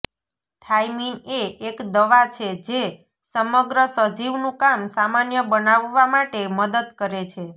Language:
Gujarati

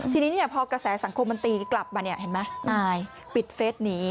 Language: Thai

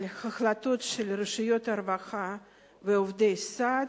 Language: Hebrew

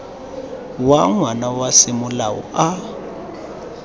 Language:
Tswana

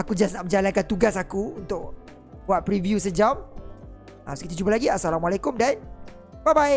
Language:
Malay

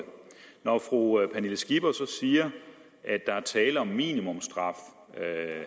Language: Danish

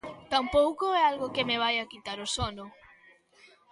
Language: Galician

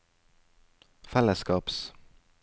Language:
Norwegian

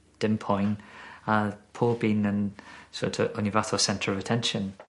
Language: Welsh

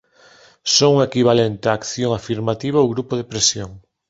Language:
Galician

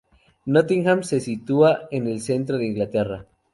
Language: Spanish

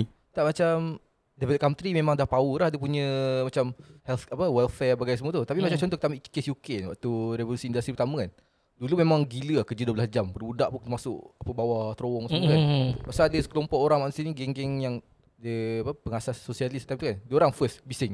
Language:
Malay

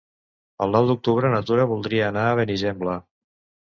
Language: Catalan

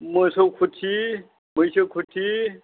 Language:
Bodo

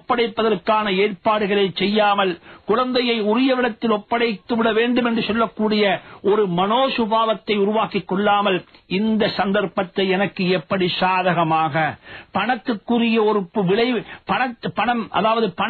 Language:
Hindi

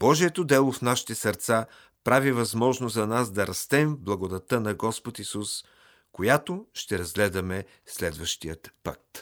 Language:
Bulgarian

